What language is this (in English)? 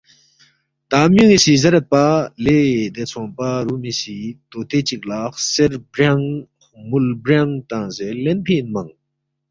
Balti